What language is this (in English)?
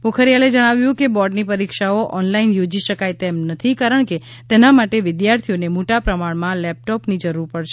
Gujarati